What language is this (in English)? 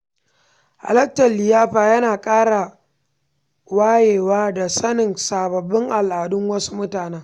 Hausa